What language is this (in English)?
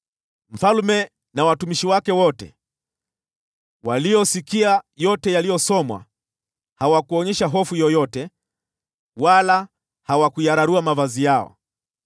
Swahili